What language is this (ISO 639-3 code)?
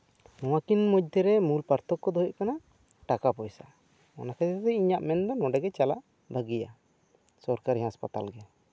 sat